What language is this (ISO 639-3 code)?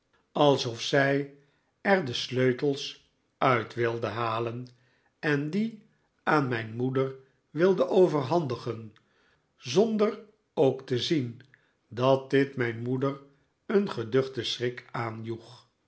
nld